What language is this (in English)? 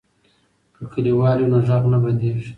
Pashto